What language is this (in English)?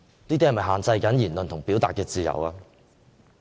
Cantonese